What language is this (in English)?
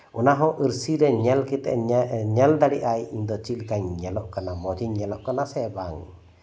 Santali